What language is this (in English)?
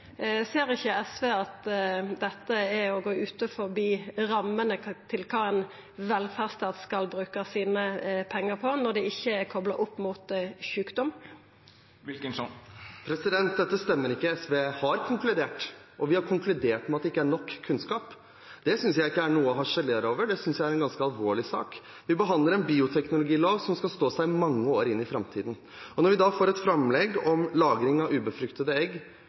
Norwegian